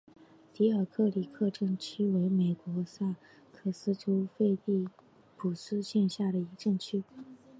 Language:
Chinese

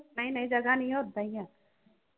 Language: Punjabi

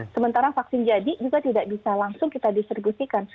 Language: Indonesian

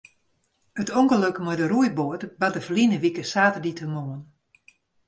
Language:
Western Frisian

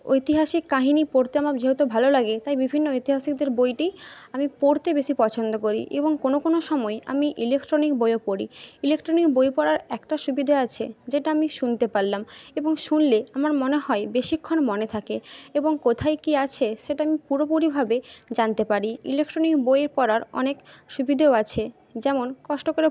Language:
Bangla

